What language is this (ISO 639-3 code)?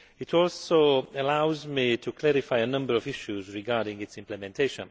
eng